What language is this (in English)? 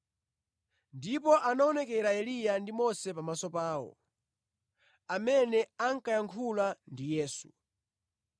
Nyanja